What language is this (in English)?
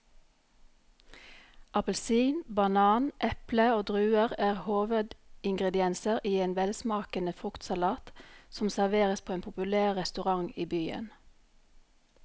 Norwegian